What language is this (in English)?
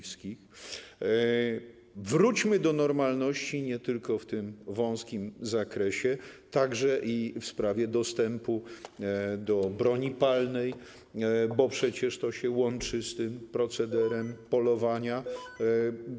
Polish